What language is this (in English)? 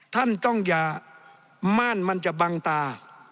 Thai